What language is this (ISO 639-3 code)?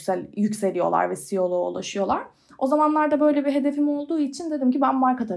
tur